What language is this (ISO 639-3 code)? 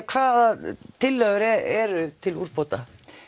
isl